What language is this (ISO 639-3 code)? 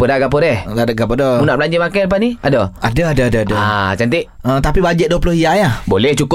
msa